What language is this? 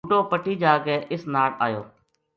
Gujari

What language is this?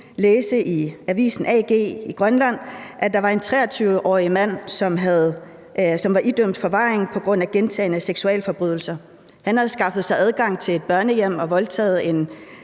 Danish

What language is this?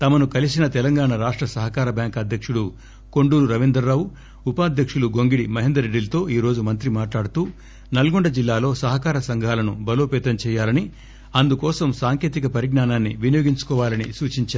Telugu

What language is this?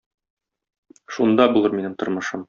Tatar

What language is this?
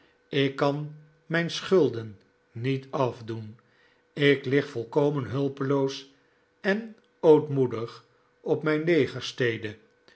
Dutch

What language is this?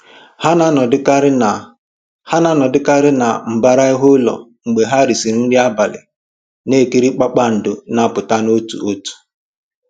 Igbo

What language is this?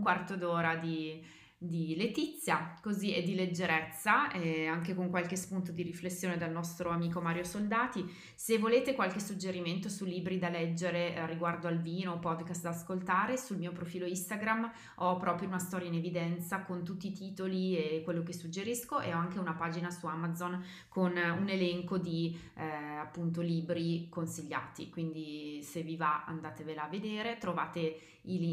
Italian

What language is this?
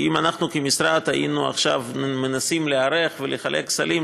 Hebrew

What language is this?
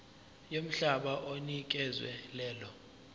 Zulu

